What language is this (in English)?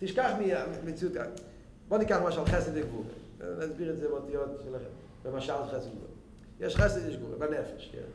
Hebrew